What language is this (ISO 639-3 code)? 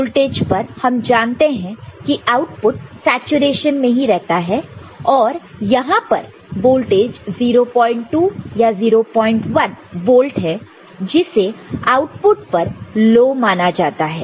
hin